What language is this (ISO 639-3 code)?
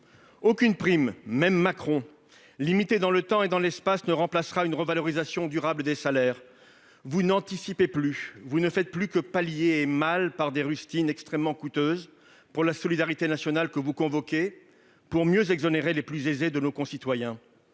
fra